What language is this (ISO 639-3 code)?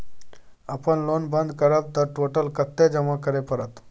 mai